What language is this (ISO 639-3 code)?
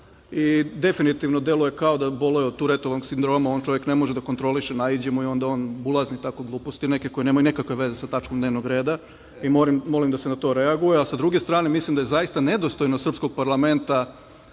srp